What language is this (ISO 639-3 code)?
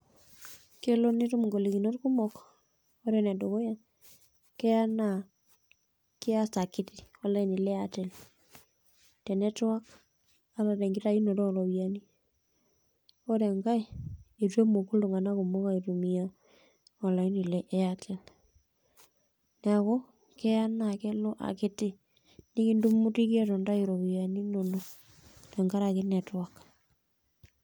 mas